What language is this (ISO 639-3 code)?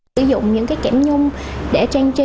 vie